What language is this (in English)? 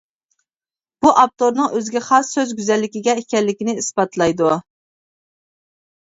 Uyghur